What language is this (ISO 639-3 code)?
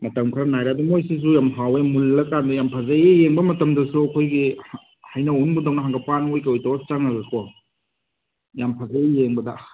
mni